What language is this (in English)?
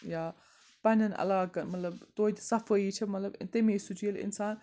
Kashmiri